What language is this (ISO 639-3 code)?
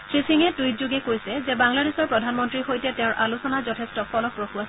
asm